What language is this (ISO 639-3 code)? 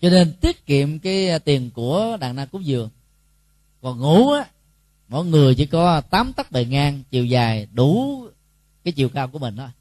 vie